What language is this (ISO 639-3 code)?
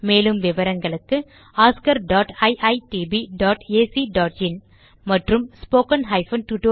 tam